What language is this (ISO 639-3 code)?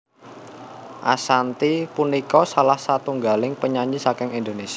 jav